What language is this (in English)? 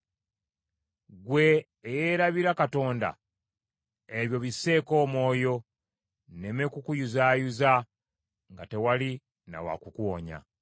Ganda